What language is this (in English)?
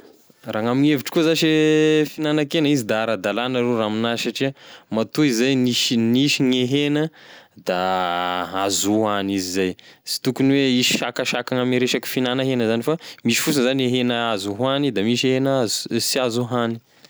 Tesaka Malagasy